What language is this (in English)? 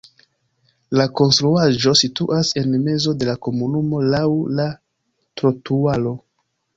Esperanto